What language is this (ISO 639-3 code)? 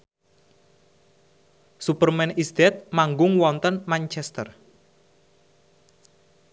jav